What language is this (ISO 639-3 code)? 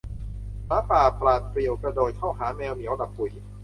tha